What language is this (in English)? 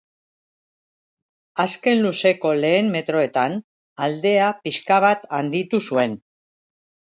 Basque